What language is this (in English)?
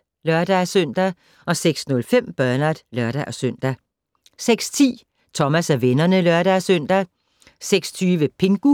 Danish